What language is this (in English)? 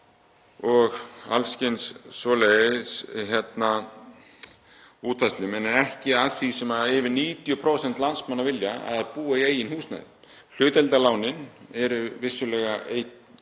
Icelandic